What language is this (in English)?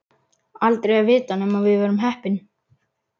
Icelandic